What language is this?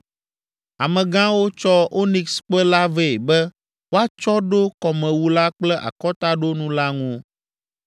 Ewe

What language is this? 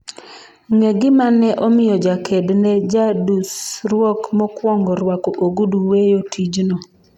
Luo (Kenya and Tanzania)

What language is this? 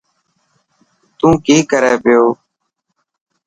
Dhatki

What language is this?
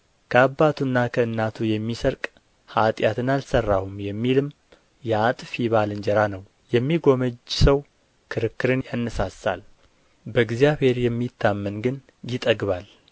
Amharic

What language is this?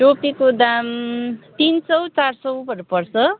Nepali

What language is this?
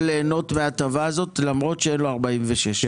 Hebrew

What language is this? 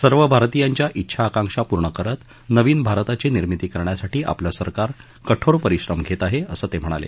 Marathi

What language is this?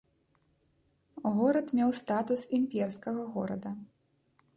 Belarusian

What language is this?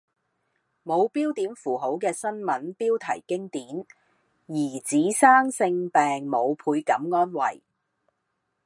Cantonese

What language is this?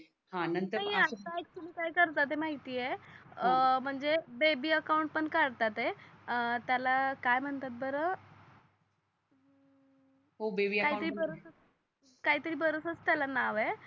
Marathi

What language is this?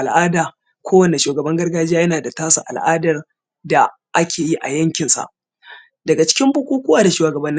Hausa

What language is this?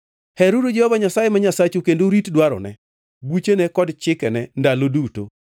Luo (Kenya and Tanzania)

